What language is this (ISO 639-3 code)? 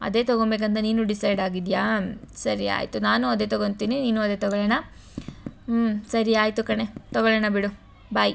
kan